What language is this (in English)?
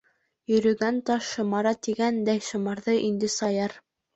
Bashkir